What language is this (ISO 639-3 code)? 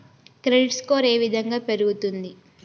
tel